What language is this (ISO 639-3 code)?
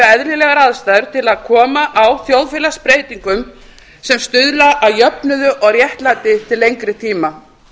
isl